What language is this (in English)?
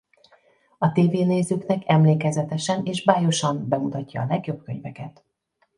Hungarian